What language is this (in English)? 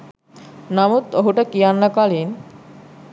Sinhala